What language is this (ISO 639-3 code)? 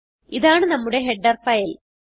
mal